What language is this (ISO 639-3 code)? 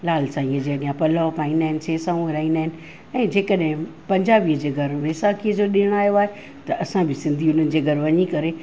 snd